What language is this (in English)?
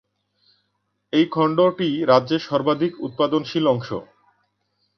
Bangla